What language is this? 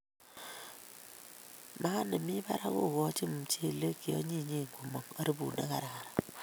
Kalenjin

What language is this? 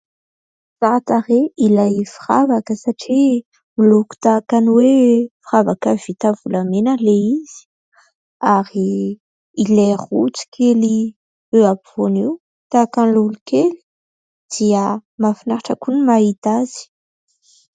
Malagasy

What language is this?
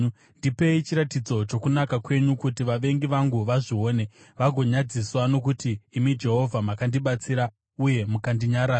Shona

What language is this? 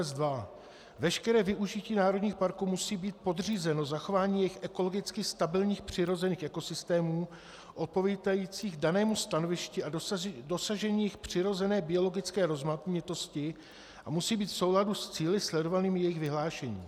Czech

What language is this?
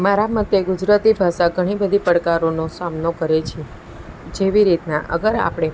Gujarati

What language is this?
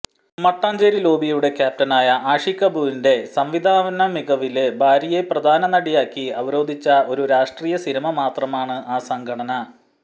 Malayalam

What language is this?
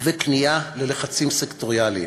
Hebrew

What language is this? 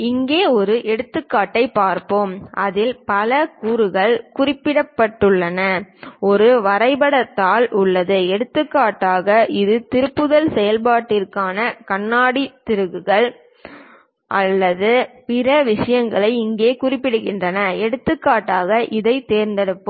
Tamil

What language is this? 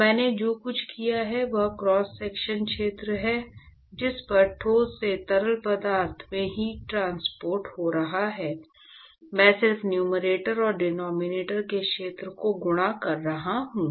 Hindi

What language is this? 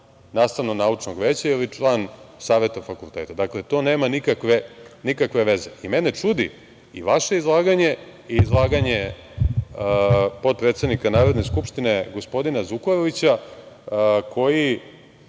Serbian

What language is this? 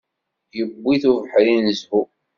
Kabyle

